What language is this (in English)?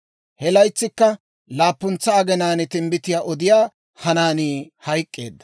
Dawro